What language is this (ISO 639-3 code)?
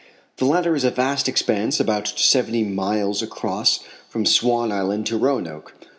eng